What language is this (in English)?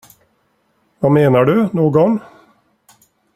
Swedish